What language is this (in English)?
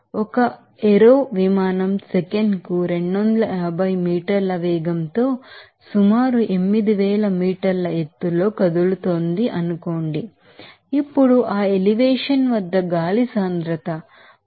Telugu